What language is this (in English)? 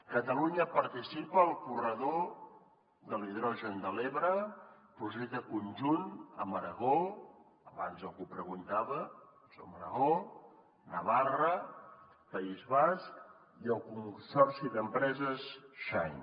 Catalan